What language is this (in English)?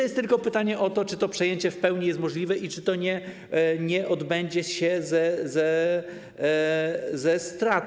Polish